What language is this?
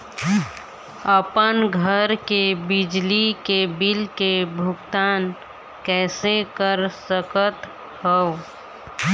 Chhattisgarhi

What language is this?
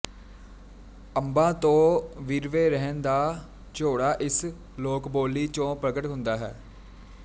Punjabi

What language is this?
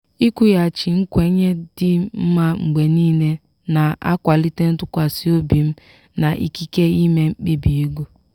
Igbo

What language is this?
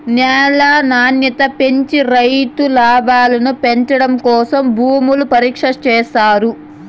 Telugu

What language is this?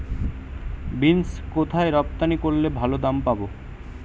Bangla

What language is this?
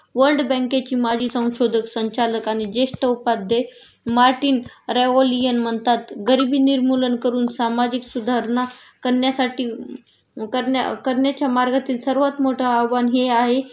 Marathi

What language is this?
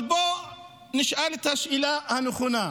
Hebrew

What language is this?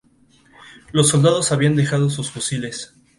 Spanish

